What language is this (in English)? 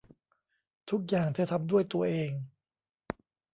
Thai